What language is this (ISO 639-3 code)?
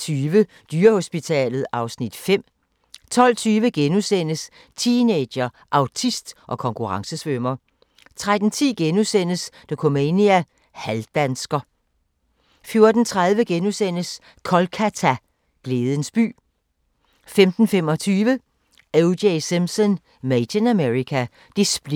dan